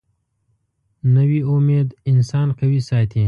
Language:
Pashto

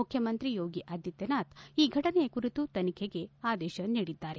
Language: Kannada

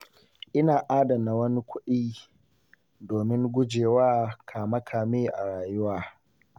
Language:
Hausa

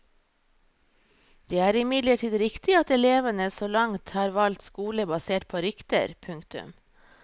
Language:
Norwegian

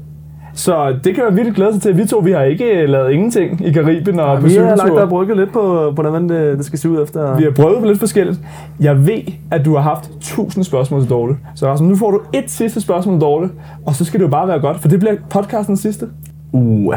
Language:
Danish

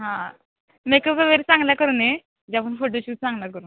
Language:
Marathi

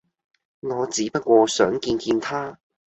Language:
Cantonese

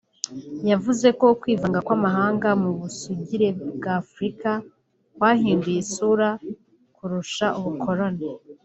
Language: Kinyarwanda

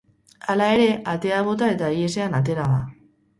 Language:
Basque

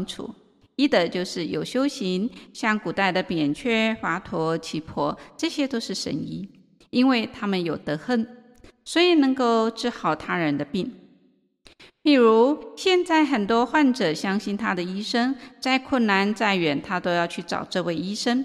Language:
Chinese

